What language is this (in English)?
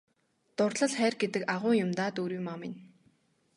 Mongolian